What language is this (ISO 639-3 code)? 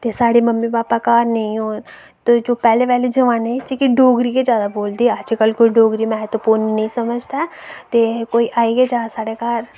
doi